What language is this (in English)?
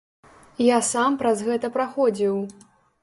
Belarusian